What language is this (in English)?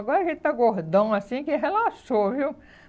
Portuguese